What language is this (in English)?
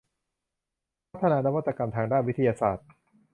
Thai